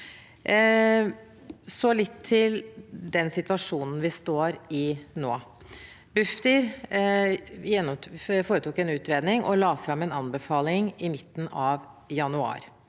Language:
Norwegian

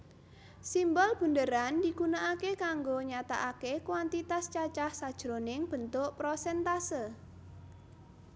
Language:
Javanese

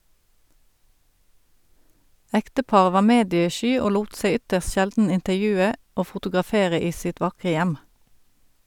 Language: Norwegian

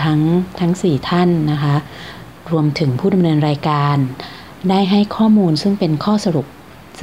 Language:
Thai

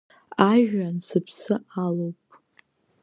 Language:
Abkhazian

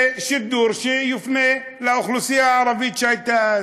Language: Hebrew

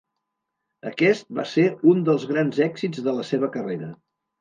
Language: Catalan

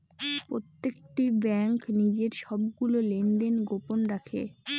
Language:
Bangla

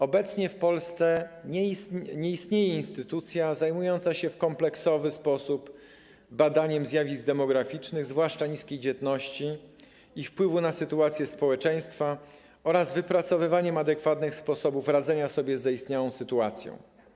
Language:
Polish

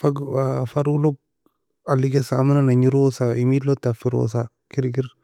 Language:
Nobiin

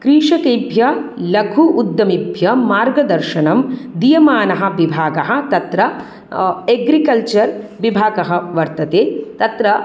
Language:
Sanskrit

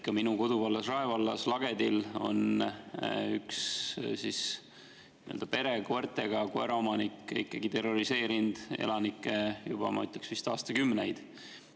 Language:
Estonian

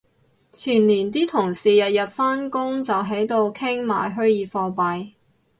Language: Cantonese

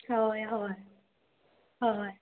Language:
Konkani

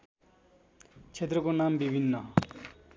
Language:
Nepali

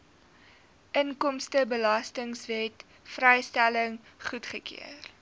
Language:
Afrikaans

